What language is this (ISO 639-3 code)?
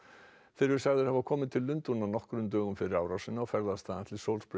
isl